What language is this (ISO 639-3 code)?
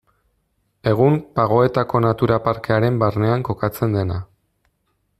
eus